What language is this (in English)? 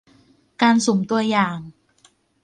Thai